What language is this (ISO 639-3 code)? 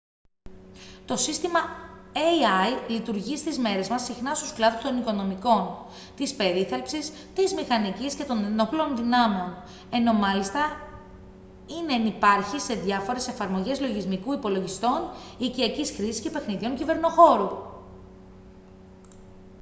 ell